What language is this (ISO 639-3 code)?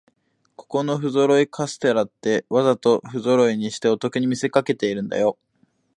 jpn